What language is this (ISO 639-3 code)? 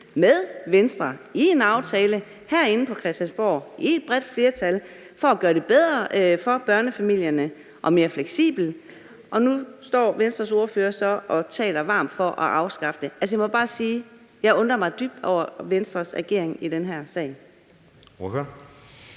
dan